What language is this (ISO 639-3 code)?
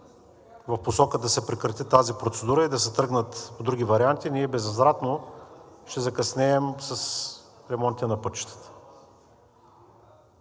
bul